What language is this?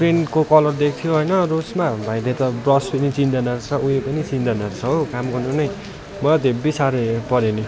Nepali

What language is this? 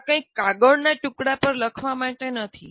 Gujarati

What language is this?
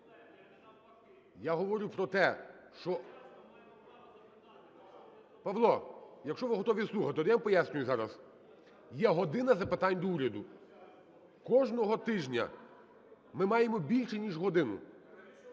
Ukrainian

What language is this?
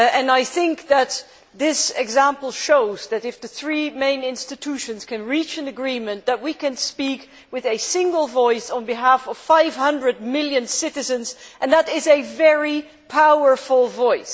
English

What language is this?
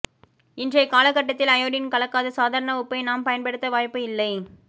Tamil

